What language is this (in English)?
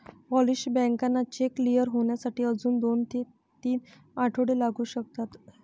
Marathi